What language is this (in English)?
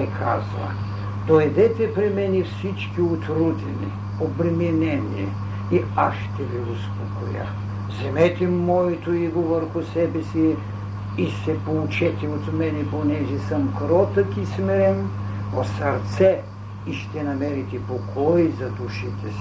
Bulgarian